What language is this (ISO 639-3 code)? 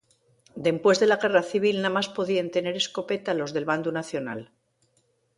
ast